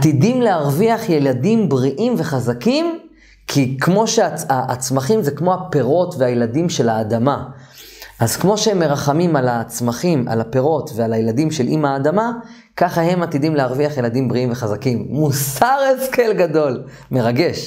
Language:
Hebrew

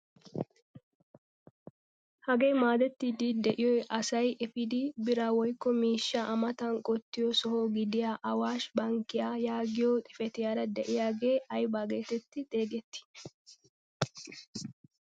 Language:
Wolaytta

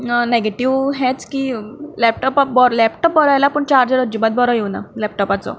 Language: Konkani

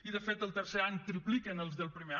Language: Catalan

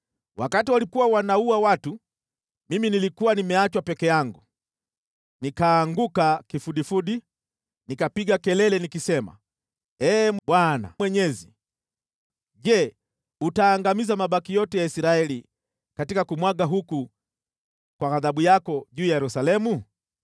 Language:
Swahili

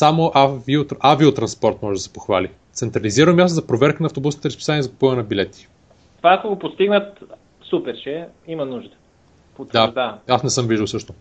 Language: Bulgarian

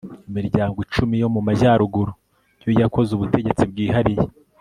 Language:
Kinyarwanda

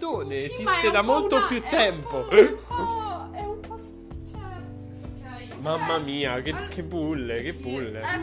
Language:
Italian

